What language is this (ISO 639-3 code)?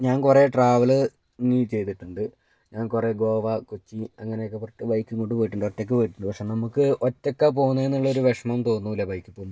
mal